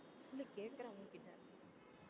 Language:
Tamil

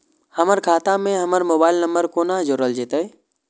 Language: Maithili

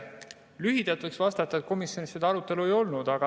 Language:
Estonian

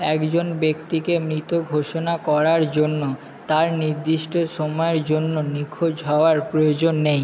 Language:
Bangla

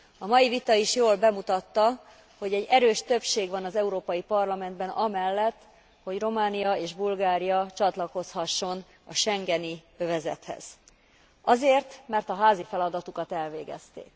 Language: Hungarian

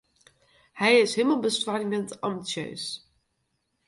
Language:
Western Frisian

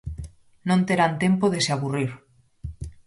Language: Galician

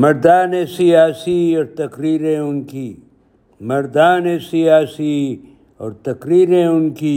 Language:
Urdu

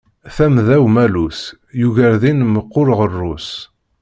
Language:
Kabyle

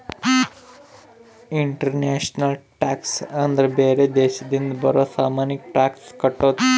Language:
Kannada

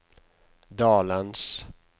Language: Norwegian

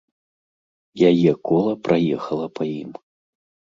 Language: Belarusian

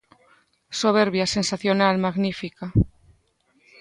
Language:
Galician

